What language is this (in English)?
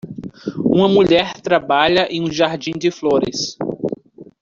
Portuguese